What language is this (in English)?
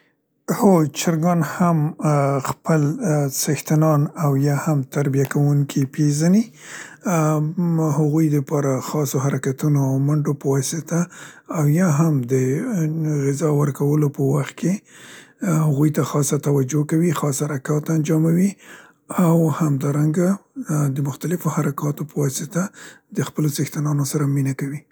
Central Pashto